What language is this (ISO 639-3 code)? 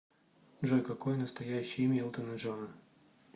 rus